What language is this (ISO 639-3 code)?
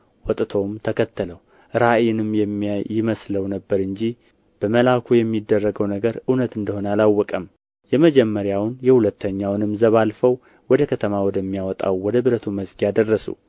amh